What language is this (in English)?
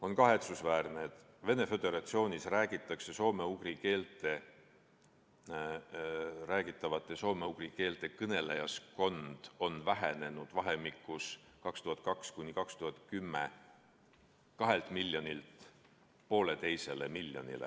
Estonian